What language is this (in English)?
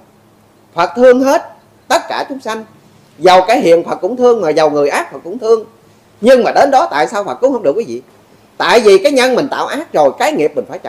Vietnamese